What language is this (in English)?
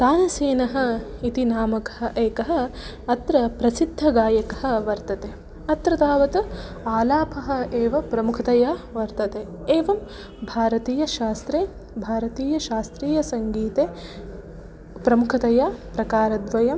Sanskrit